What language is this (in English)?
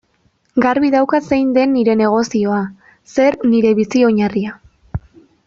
Basque